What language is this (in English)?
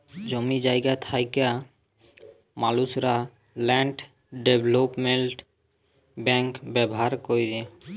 Bangla